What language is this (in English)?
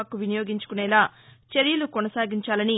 Telugu